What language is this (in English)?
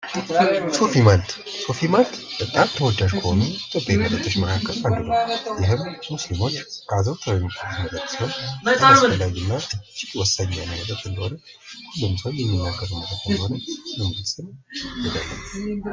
Amharic